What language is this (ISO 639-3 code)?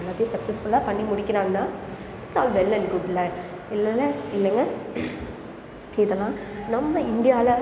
tam